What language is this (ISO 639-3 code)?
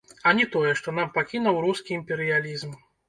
bel